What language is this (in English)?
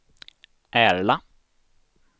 Swedish